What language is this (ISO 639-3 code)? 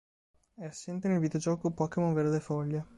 ita